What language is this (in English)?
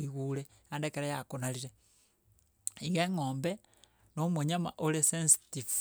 Gusii